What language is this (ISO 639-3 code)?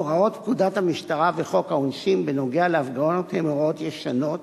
heb